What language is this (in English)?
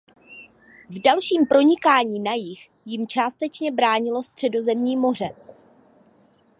Czech